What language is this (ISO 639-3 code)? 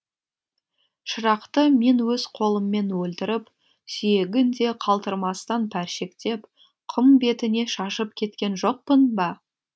kaz